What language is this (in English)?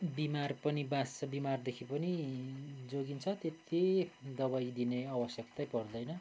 Nepali